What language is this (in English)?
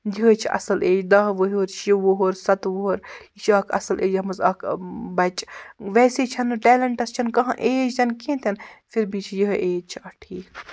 Kashmiri